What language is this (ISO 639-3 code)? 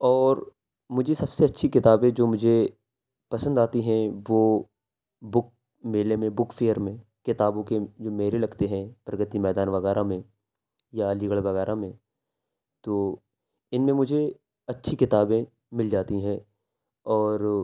urd